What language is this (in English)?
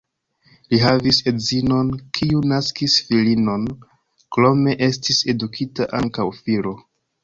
Esperanto